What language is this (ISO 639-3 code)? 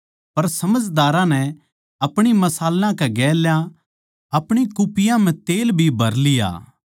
bgc